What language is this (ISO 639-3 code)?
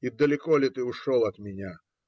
rus